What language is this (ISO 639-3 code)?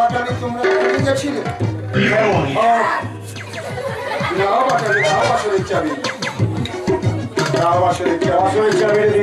kor